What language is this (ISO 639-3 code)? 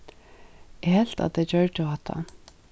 fao